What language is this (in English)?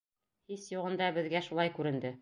Bashkir